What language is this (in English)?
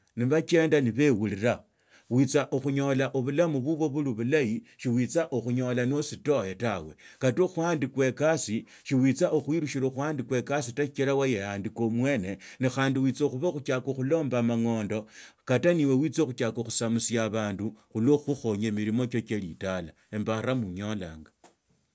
Tsotso